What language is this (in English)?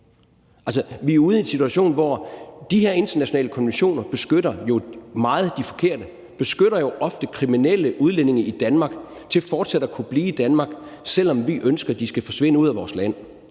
Danish